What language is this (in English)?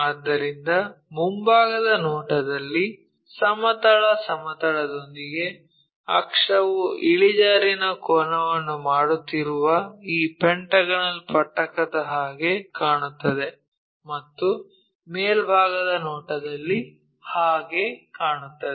Kannada